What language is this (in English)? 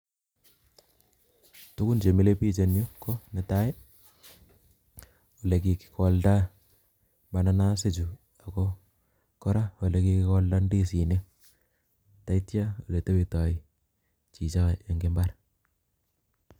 Kalenjin